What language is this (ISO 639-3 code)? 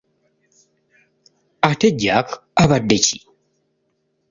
lug